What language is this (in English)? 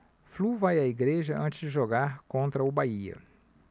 Portuguese